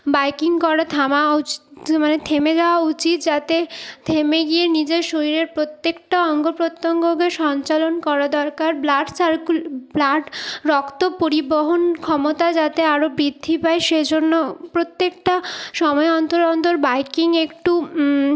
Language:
Bangla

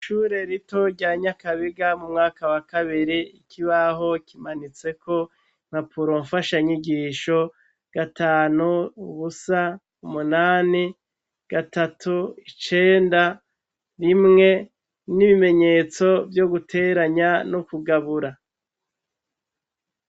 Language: Rundi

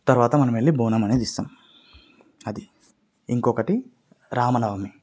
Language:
Telugu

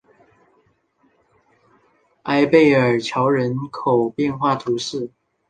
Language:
Chinese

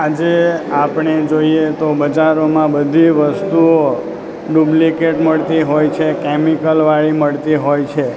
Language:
Gujarati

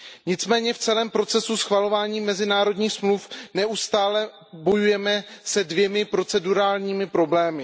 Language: Czech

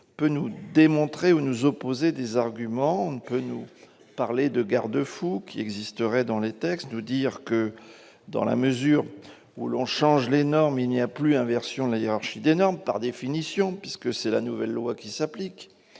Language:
French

